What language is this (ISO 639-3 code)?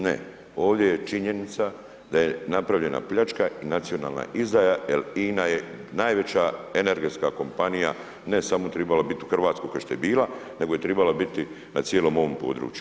hrv